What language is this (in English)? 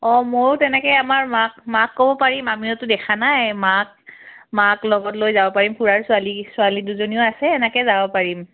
Assamese